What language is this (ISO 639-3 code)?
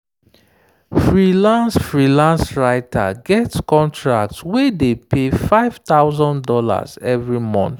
pcm